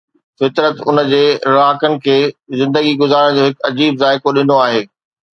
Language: Sindhi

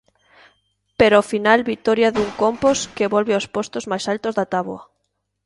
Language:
Galician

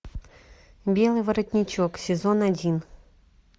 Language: Russian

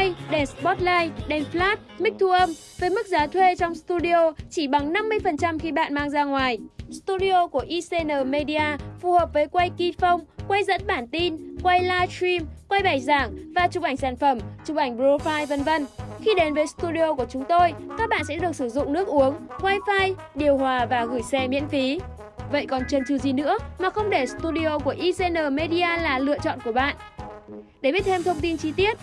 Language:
Vietnamese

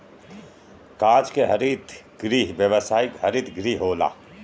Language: Bhojpuri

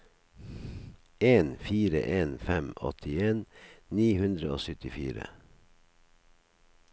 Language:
Norwegian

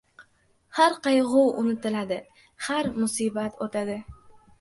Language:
Uzbek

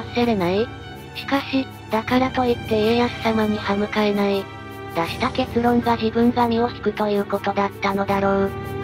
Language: Japanese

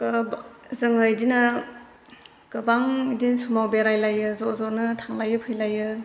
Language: Bodo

